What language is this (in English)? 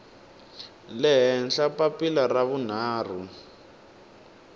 Tsonga